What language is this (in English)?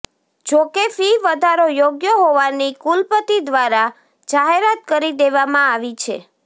Gujarati